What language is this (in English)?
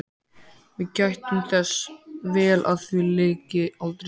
Icelandic